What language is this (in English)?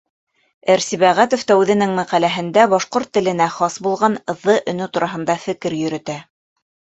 Bashkir